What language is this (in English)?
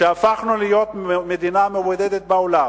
Hebrew